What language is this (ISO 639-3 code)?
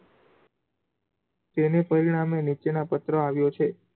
guj